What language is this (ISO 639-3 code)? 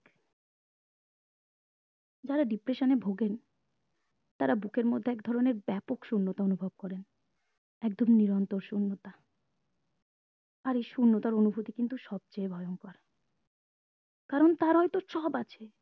ben